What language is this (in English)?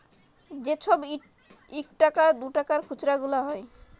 Bangla